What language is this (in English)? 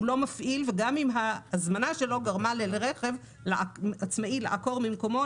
Hebrew